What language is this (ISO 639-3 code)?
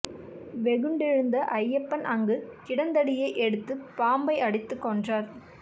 tam